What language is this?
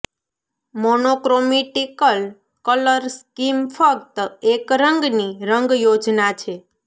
Gujarati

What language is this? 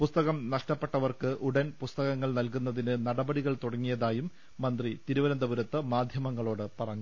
Malayalam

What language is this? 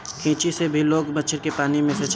Bhojpuri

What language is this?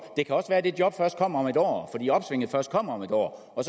Danish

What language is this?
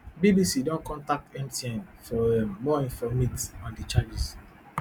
Nigerian Pidgin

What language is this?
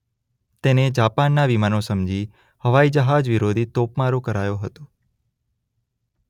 Gujarati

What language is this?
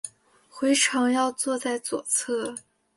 Chinese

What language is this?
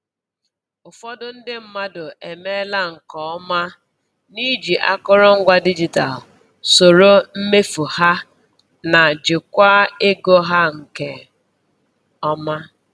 Igbo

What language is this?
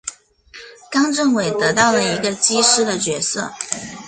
Chinese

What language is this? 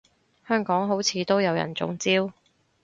Cantonese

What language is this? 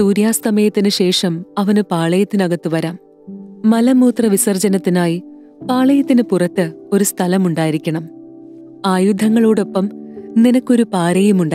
Hindi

